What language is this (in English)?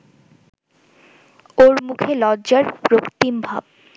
Bangla